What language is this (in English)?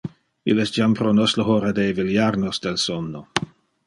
Interlingua